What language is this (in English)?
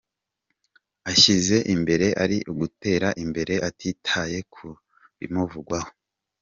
Kinyarwanda